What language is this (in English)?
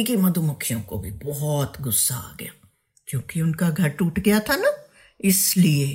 Hindi